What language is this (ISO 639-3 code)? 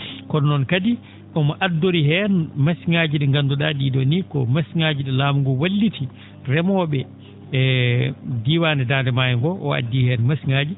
ful